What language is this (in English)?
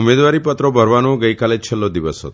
Gujarati